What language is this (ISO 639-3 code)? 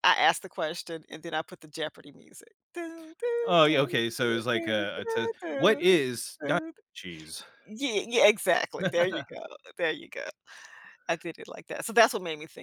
eng